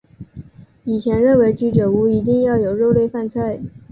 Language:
Chinese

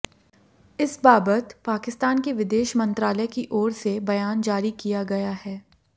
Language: Hindi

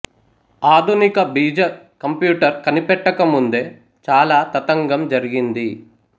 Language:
Telugu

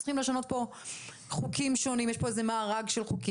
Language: Hebrew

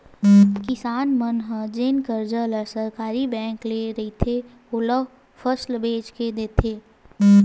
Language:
Chhattisgarhi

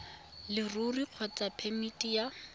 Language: Tswana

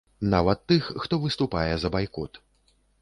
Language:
Belarusian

